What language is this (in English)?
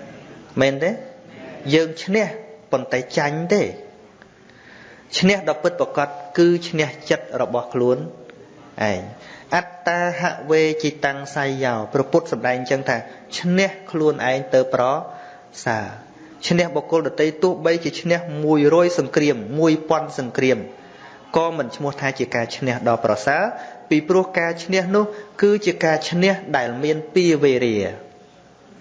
Vietnamese